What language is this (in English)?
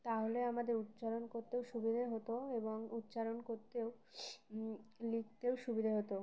Bangla